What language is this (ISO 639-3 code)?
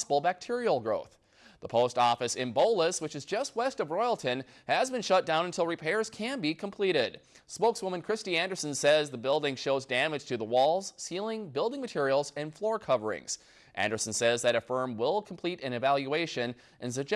eng